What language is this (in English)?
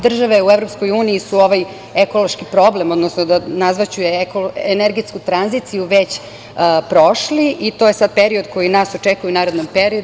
Serbian